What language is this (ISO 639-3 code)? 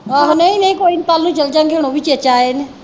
pan